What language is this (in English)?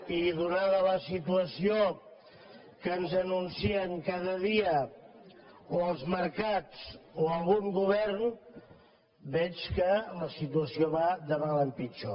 Catalan